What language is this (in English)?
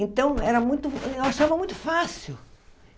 Portuguese